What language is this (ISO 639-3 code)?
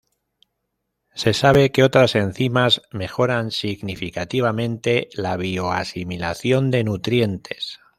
spa